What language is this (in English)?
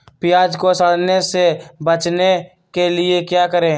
Magahi